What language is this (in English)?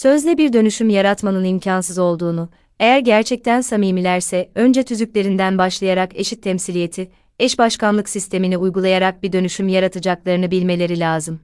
Turkish